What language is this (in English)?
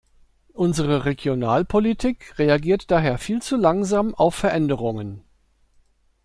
German